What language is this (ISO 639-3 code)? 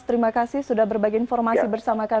ind